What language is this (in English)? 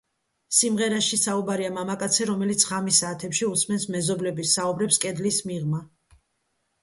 Georgian